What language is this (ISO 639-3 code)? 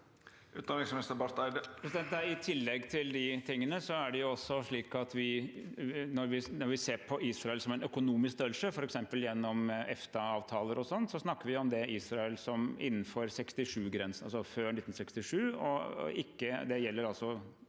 nor